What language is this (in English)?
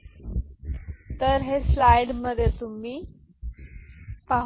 Marathi